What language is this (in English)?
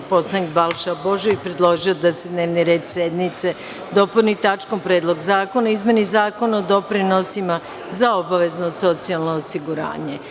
Serbian